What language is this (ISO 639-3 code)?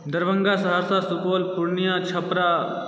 mai